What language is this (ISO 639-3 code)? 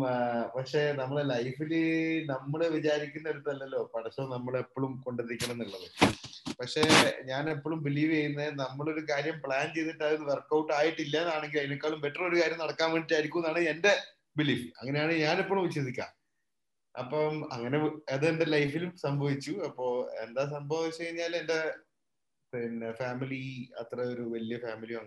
mal